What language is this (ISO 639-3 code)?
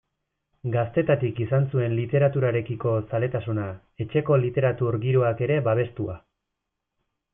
eus